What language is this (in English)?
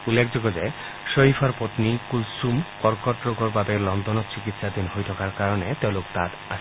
Assamese